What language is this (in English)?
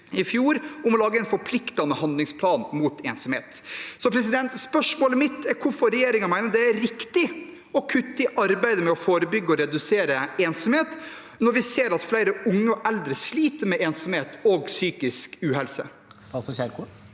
Norwegian